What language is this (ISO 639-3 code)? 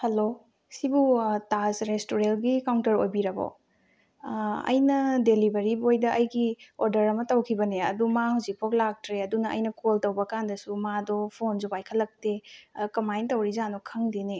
mni